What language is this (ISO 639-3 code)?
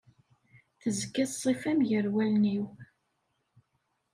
kab